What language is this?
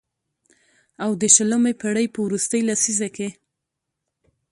Pashto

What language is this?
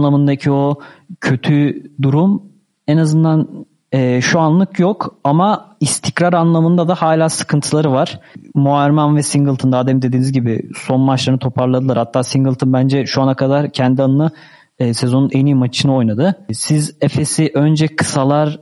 Turkish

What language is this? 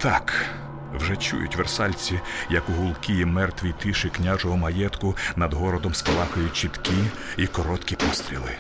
Ukrainian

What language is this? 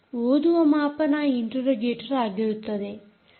Kannada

